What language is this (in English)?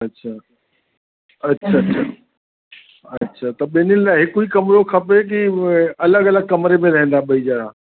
Sindhi